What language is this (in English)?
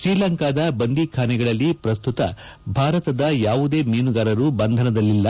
Kannada